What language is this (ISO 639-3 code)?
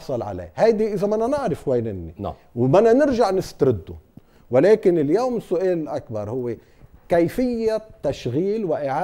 ara